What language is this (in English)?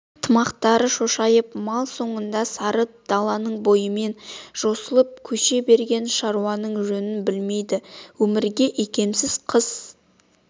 Kazakh